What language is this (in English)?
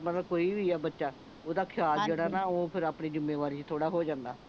Punjabi